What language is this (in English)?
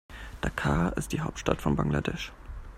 German